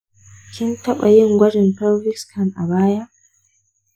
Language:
Hausa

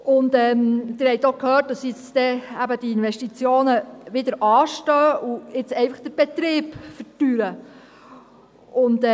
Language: Swiss German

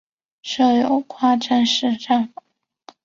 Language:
Chinese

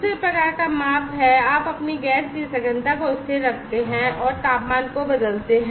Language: Hindi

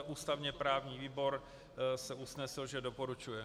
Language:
Czech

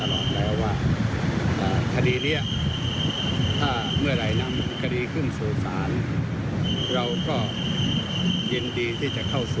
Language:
Thai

